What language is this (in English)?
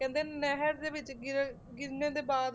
Punjabi